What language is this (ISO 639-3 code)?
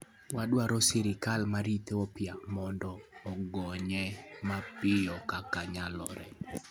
luo